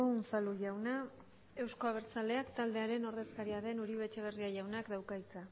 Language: Basque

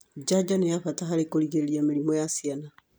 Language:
Kikuyu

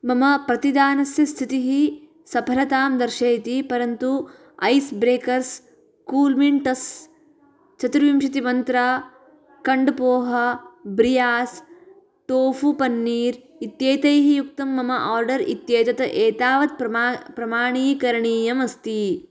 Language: Sanskrit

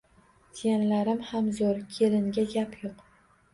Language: Uzbek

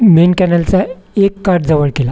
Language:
Marathi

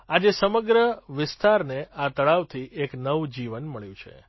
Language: Gujarati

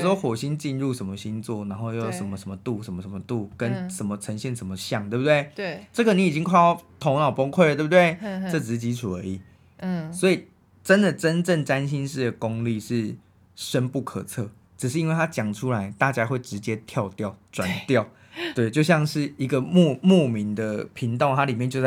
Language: Chinese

